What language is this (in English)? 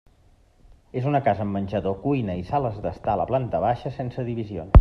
Catalan